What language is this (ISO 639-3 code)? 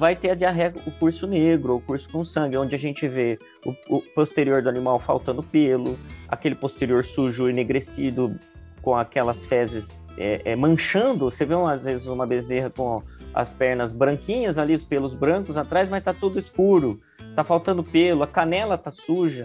por